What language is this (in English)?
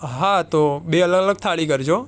Gujarati